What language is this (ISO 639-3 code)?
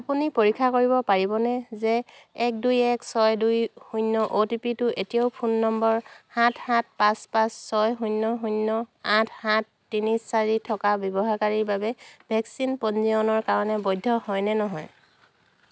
asm